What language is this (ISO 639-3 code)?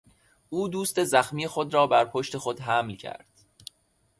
fas